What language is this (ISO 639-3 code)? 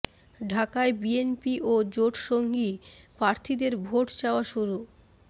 ben